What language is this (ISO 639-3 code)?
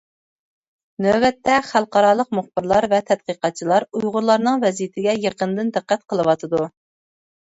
uig